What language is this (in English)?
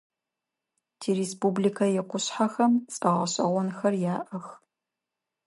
Adyghe